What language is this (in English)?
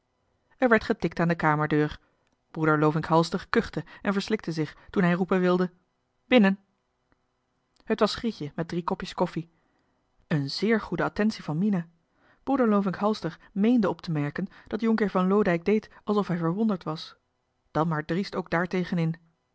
Dutch